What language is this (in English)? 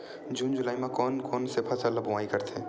Chhattisgarhi